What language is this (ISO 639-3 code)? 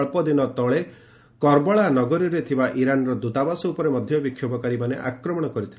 ori